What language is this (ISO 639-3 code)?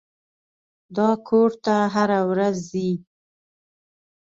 pus